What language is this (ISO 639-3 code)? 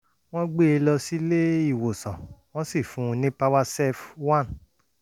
yor